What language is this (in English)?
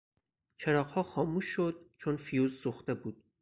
Persian